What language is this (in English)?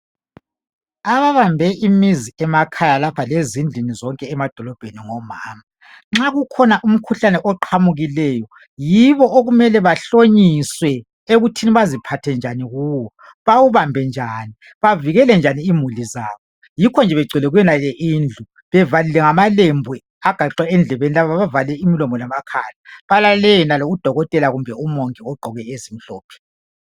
North Ndebele